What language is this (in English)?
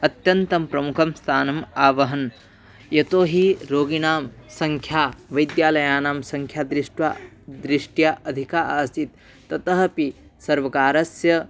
Sanskrit